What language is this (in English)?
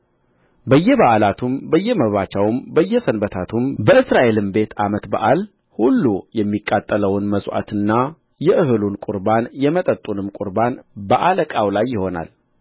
Amharic